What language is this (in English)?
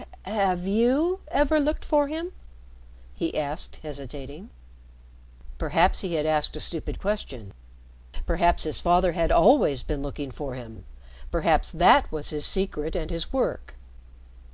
English